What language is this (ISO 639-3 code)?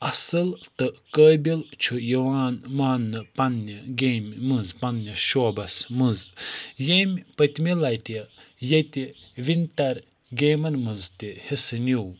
kas